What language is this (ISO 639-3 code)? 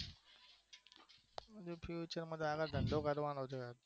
guj